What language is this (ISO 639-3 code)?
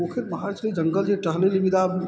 mai